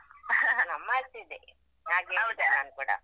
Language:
Kannada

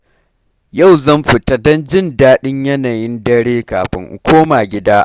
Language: Hausa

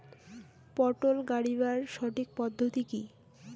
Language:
Bangla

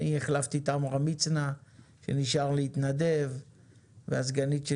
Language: Hebrew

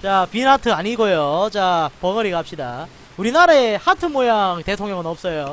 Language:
Korean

